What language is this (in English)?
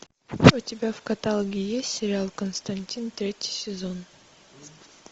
Russian